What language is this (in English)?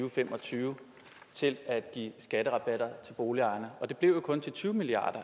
Danish